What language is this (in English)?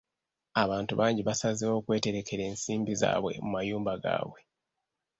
Ganda